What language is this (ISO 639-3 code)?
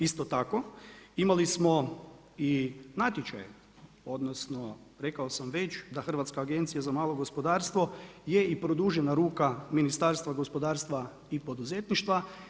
hrv